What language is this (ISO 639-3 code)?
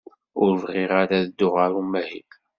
kab